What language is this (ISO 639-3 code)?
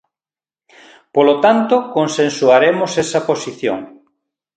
glg